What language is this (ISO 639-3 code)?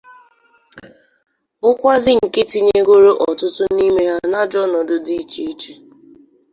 ibo